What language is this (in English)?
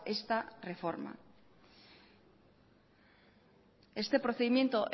Spanish